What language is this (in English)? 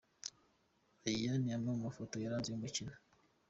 Kinyarwanda